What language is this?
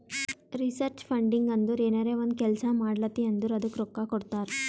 Kannada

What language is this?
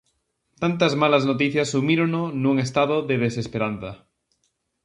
Galician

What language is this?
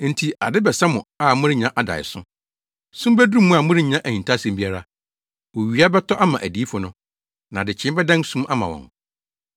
Akan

